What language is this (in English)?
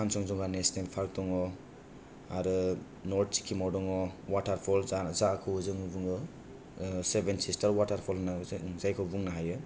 Bodo